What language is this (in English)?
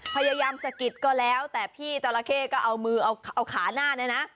Thai